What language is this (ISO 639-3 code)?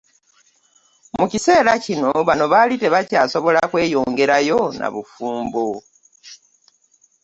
lug